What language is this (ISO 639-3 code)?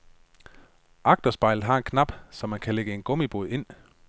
dan